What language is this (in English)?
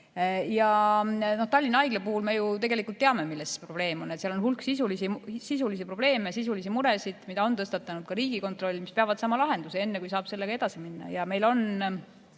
Estonian